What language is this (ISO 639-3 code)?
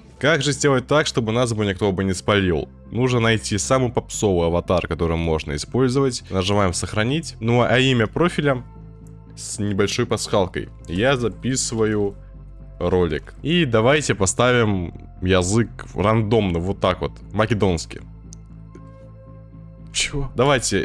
rus